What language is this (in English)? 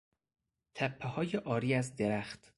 Persian